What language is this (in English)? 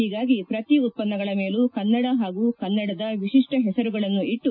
Kannada